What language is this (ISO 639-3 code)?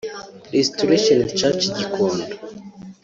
kin